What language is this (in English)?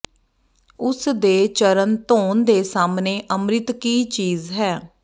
Punjabi